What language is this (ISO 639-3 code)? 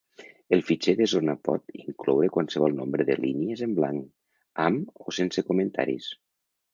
cat